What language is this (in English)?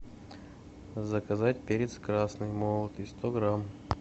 Russian